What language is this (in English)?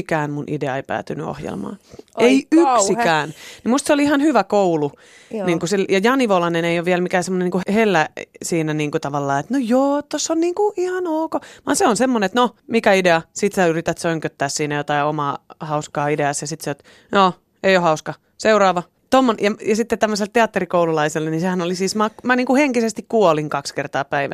Finnish